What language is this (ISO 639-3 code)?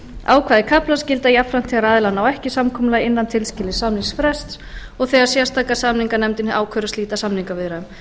isl